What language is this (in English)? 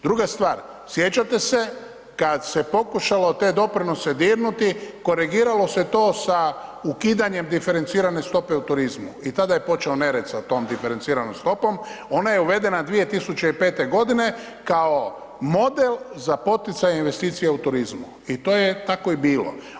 Croatian